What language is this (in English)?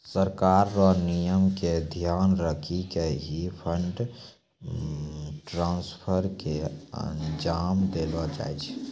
Maithili